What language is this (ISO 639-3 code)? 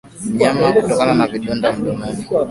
swa